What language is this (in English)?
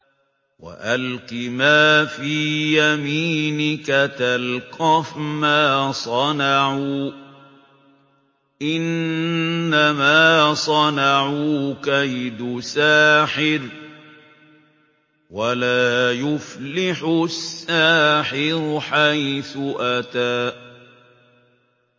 Arabic